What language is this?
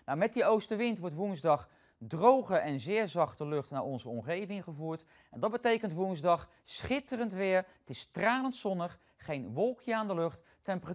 Dutch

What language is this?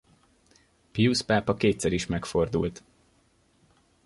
Hungarian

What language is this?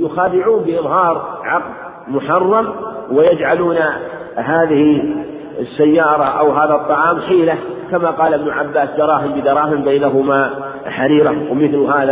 Arabic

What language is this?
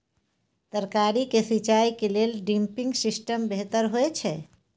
Maithili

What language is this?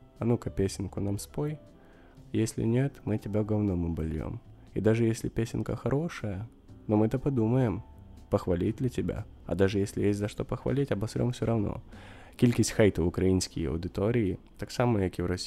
Ukrainian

